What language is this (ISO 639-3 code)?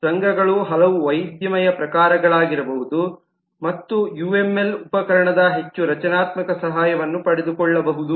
kan